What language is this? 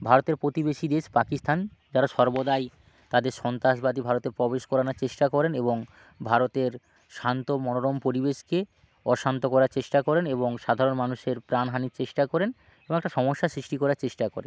Bangla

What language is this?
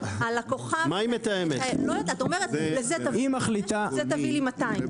Hebrew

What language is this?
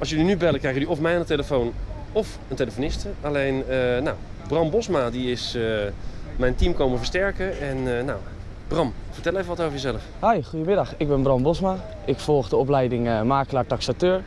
Dutch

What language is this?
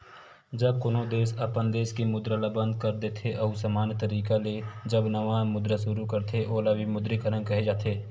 Chhattisgarhi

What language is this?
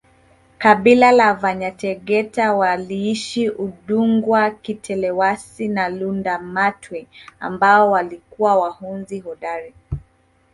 Swahili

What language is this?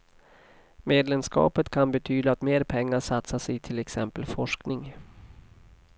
Swedish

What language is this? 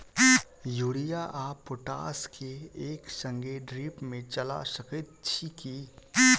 Maithili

